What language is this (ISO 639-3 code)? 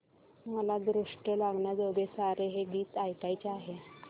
mar